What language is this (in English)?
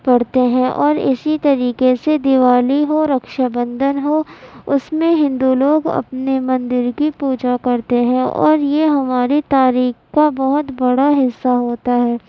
Urdu